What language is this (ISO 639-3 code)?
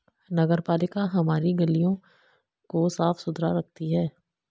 hin